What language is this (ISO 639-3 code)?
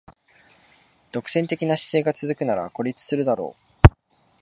jpn